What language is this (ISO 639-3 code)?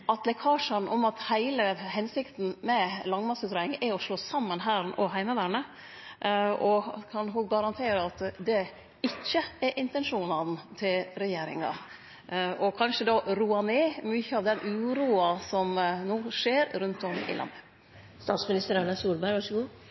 nno